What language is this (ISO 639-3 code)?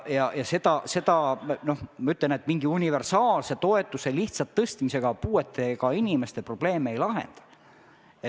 est